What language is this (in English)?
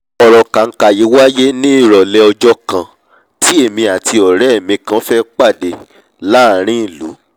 Yoruba